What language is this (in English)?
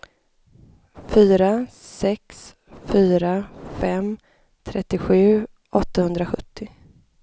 Swedish